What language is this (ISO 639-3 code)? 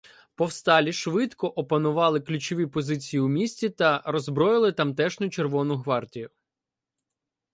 ukr